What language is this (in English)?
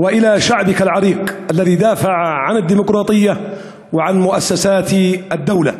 Hebrew